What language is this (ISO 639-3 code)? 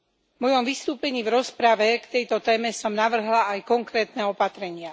slk